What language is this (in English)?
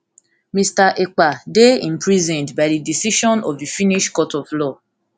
Nigerian Pidgin